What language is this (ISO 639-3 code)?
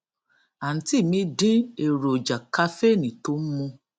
yor